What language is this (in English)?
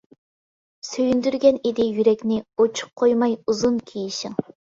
Uyghur